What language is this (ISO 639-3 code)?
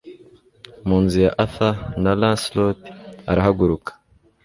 kin